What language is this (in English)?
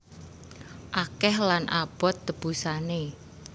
Javanese